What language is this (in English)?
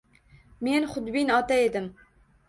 Uzbek